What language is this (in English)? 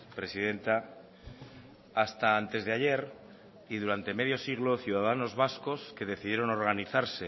Spanish